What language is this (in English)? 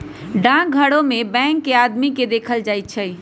Magahi